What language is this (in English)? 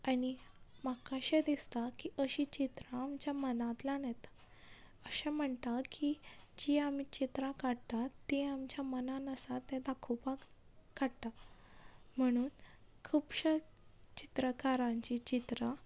Konkani